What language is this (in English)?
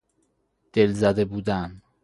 Persian